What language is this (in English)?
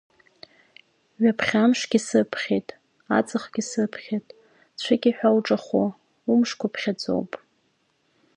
Abkhazian